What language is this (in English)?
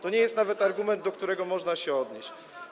Polish